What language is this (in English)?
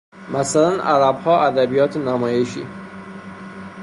Persian